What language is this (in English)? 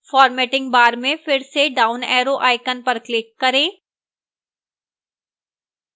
Hindi